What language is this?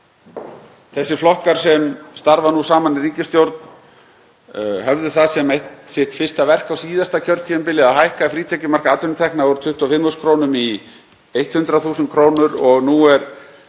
Icelandic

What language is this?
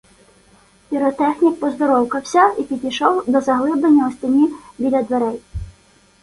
Ukrainian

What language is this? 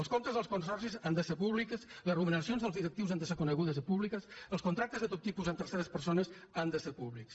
Catalan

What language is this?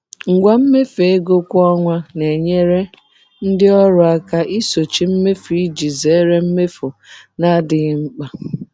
Igbo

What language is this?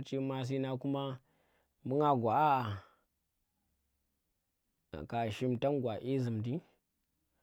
Tera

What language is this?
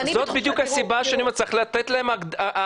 Hebrew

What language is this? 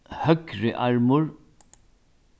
Faroese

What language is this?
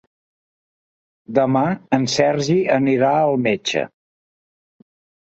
Catalan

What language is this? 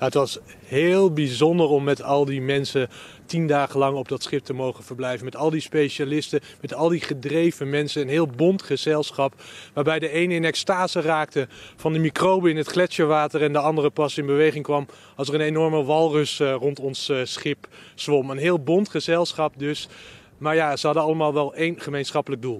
Dutch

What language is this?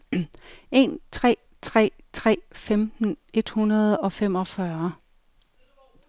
Danish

